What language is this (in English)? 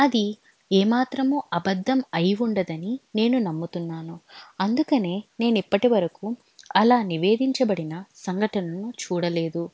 Telugu